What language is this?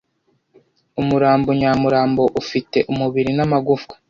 Kinyarwanda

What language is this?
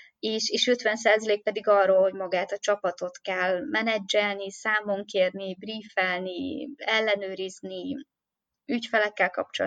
Hungarian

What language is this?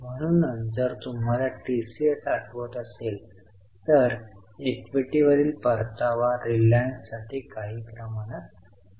Marathi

